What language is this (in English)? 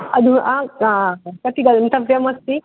Sanskrit